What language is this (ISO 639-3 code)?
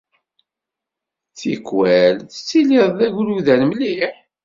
kab